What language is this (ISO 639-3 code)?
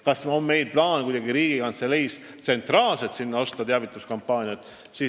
est